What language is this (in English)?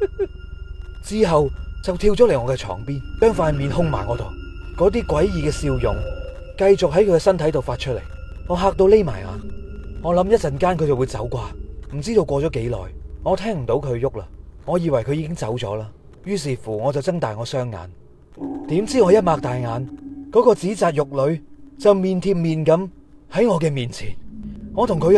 Chinese